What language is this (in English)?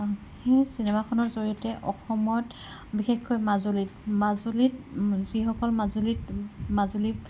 Assamese